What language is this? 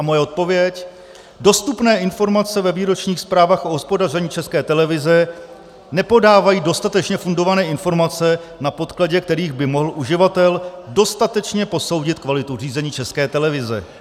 Czech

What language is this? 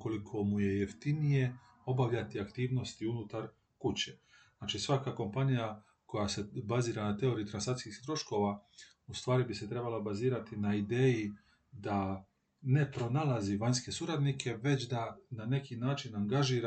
Croatian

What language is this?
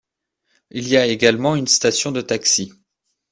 French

